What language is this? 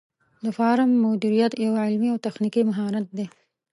Pashto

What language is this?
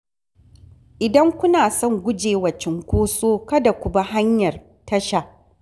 Hausa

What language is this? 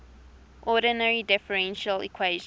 English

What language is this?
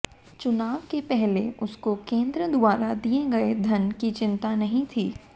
Hindi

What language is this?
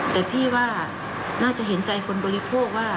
Thai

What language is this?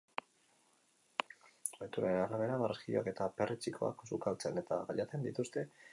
Basque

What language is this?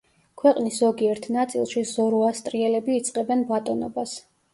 Georgian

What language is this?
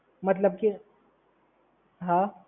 Gujarati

